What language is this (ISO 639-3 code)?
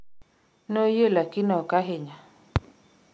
luo